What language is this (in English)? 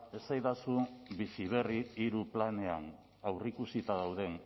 Basque